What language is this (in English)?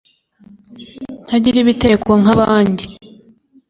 Kinyarwanda